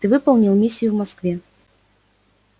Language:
Russian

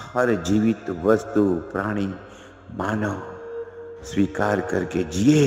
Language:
Hindi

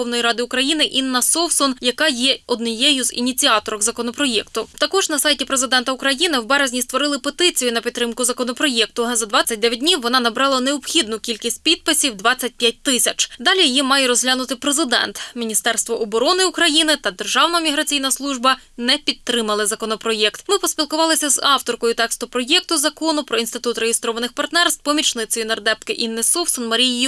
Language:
Ukrainian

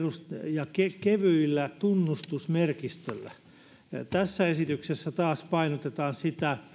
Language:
Finnish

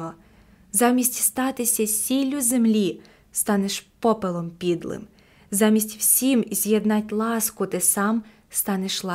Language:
Ukrainian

